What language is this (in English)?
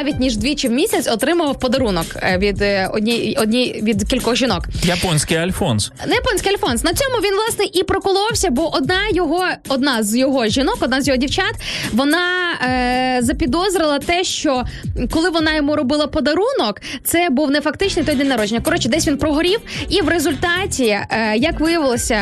Ukrainian